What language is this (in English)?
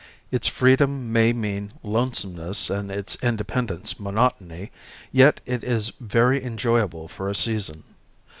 English